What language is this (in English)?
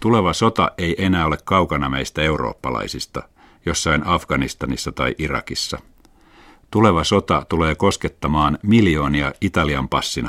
Finnish